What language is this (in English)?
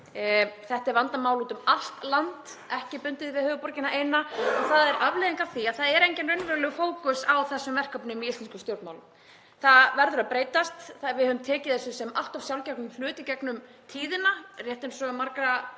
Icelandic